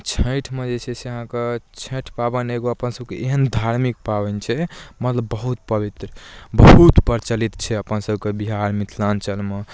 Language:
Maithili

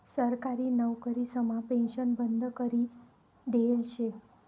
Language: Marathi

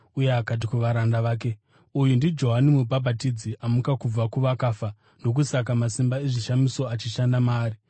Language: Shona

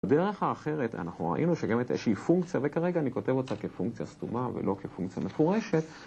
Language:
Hebrew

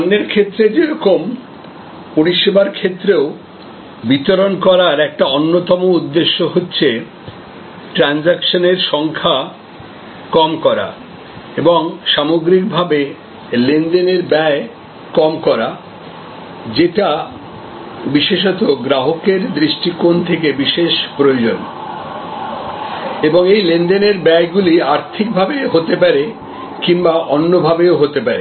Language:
Bangla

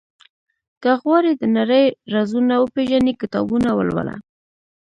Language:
Pashto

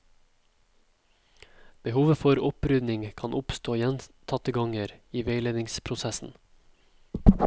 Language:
Norwegian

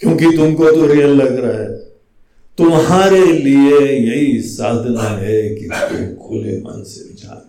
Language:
Hindi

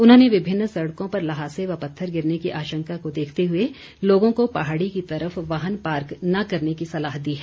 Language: Hindi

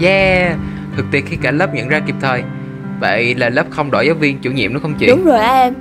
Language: Vietnamese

